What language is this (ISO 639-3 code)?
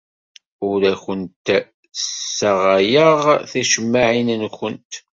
kab